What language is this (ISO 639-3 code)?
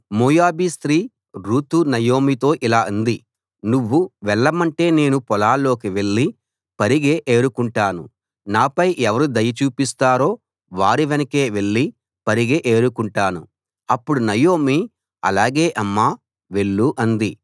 tel